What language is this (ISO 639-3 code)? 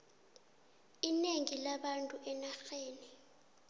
nbl